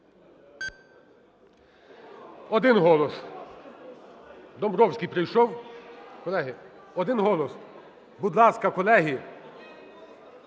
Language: Ukrainian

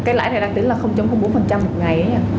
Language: Vietnamese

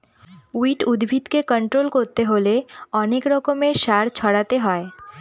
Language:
Bangla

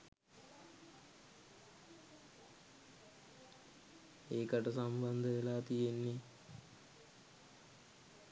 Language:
Sinhala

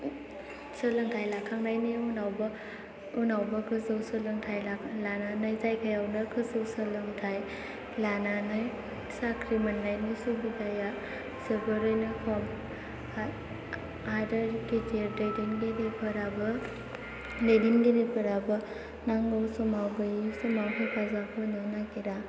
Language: Bodo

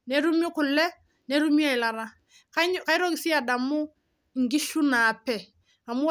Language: Masai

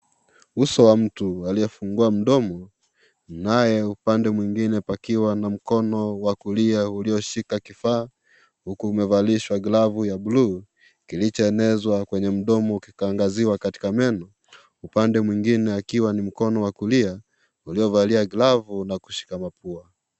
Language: Swahili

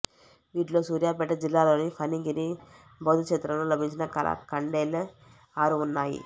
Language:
Telugu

